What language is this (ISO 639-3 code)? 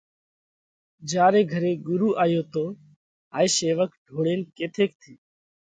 kvx